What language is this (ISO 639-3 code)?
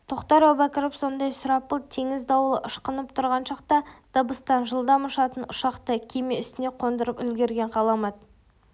kaz